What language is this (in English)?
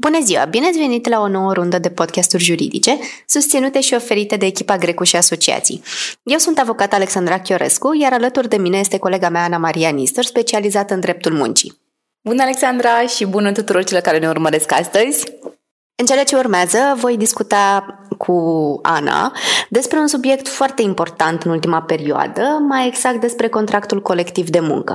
Romanian